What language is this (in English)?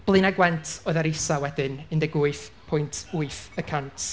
Welsh